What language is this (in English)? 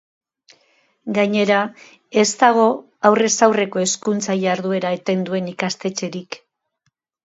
Basque